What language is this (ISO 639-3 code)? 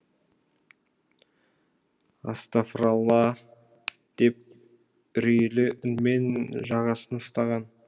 kaz